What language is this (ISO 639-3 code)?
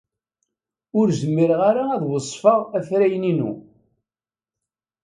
kab